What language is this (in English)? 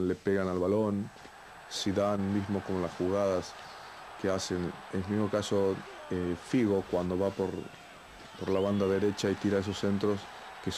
Spanish